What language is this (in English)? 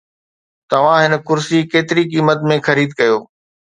Sindhi